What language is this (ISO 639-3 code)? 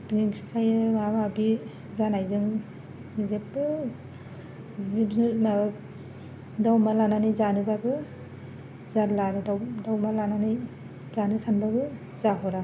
brx